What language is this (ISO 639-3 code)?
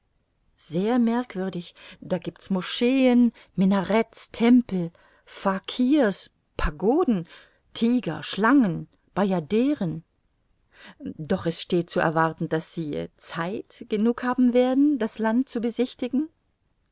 deu